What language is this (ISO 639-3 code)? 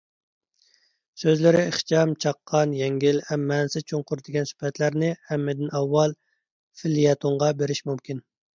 uig